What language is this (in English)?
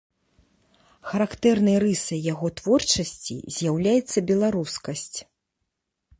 Belarusian